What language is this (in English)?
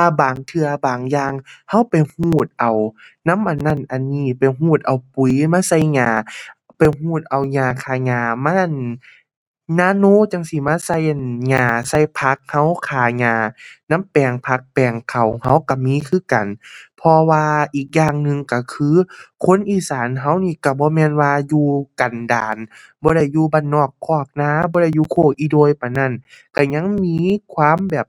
Thai